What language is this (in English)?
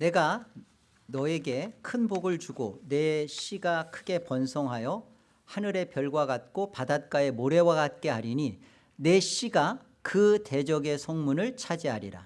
Korean